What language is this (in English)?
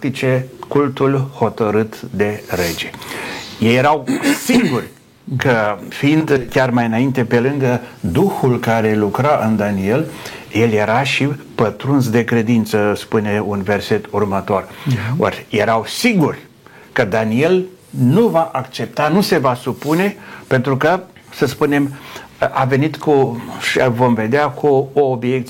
Romanian